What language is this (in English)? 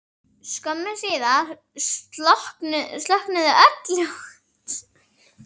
Icelandic